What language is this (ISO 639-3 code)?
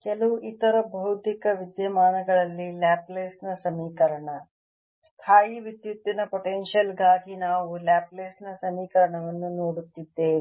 kan